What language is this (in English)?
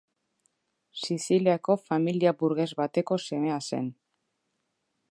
Basque